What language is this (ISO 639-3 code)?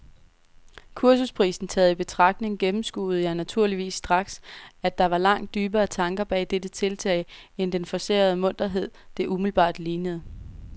dan